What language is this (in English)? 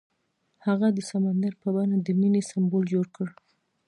Pashto